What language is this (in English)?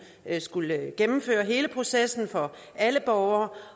Danish